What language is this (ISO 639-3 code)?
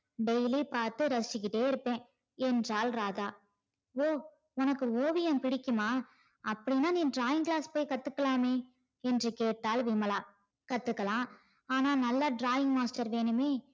tam